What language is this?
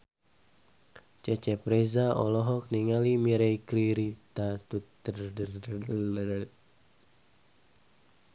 Sundanese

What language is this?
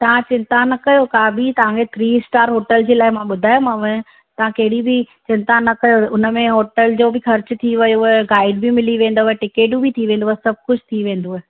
Sindhi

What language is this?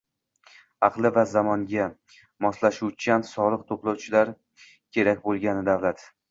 Uzbek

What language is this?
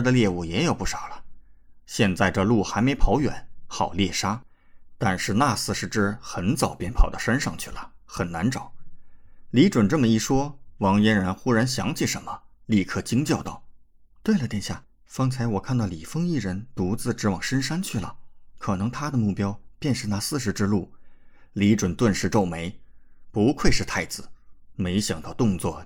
Chinese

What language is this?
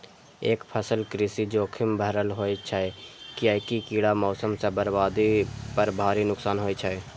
Maithili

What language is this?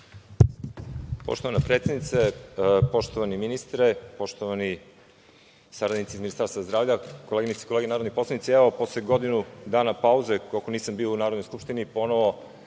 Serbian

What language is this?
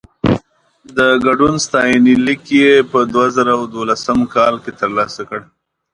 Pashto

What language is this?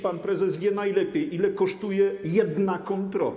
Polish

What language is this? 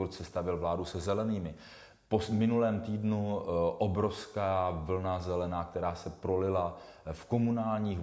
Czech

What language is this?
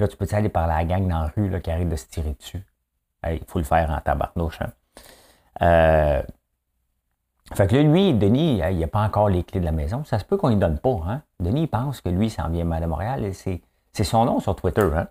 French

